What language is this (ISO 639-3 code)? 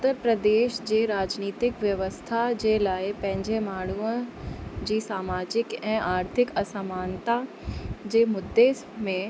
snd